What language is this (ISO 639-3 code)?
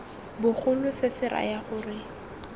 tsn